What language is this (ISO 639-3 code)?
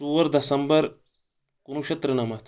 kas